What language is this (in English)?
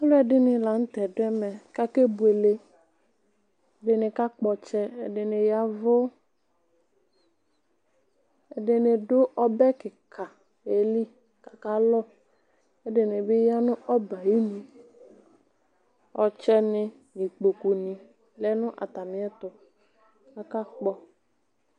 Ikposo